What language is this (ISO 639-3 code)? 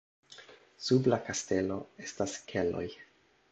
epo